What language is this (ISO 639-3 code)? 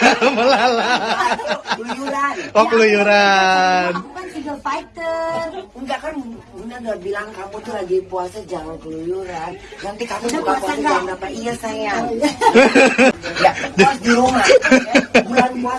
ind